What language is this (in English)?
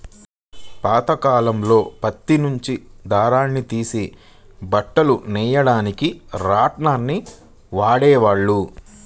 Telugu